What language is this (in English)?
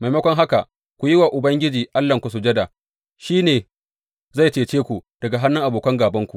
Hausa